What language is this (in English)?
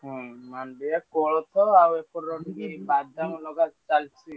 Odia